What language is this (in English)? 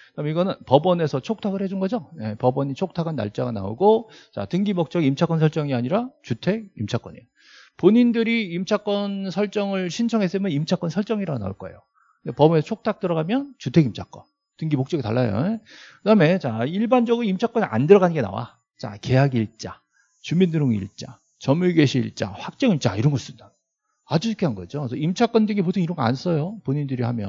Korean